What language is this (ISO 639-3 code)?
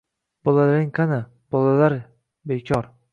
uzb